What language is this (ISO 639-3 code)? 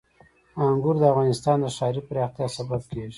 pus